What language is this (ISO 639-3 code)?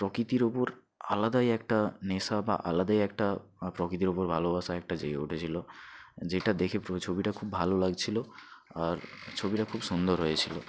ben